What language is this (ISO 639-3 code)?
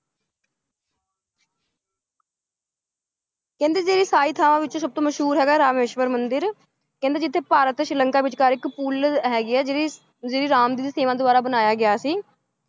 pan